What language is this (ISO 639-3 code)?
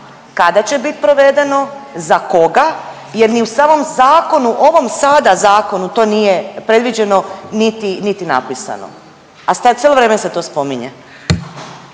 hrv